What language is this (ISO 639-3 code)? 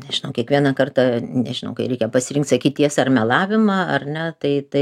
lit